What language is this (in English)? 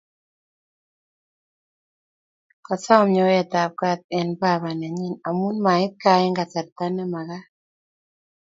Kalenjin